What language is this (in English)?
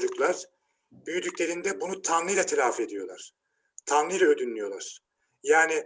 Turkish